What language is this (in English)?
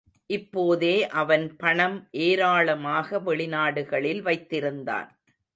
Tamil